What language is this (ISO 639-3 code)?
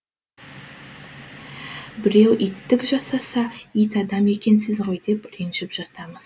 kaz